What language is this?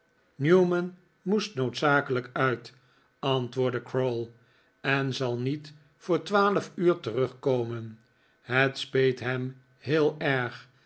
Dutch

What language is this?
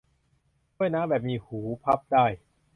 Thai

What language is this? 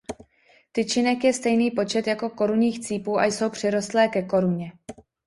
Czech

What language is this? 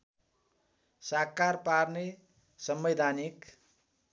Nepali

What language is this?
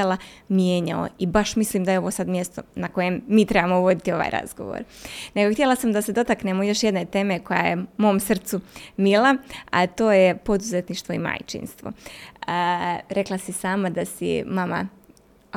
Croatian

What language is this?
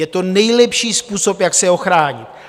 Czech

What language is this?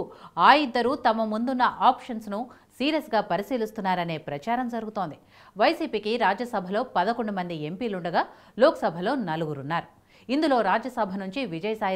Telugu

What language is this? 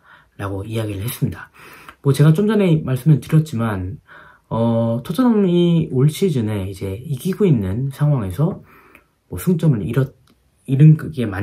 Korean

